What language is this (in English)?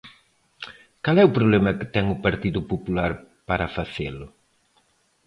Galician